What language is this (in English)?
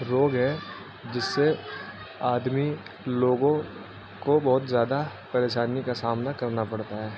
Urdu